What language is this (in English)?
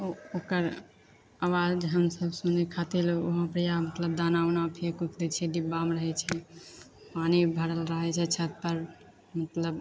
Maithili